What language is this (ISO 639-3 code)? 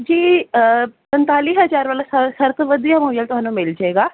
pan